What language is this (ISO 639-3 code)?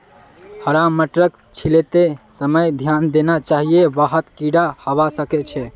mag